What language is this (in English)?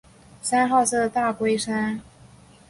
Chinese